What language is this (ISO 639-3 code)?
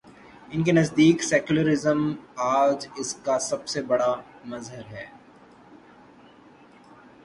urd